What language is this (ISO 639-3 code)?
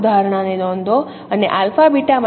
guj